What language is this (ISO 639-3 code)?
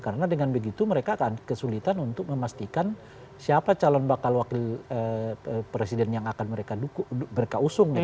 ind